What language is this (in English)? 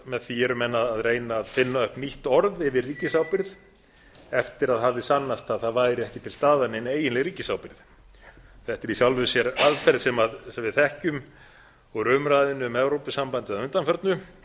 Icelandic